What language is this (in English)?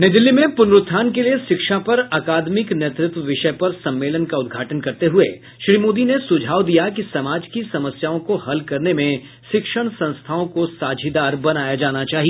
Hindi